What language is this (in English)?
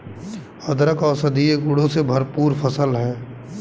Hindi